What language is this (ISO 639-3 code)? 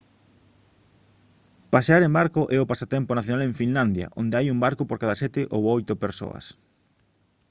glg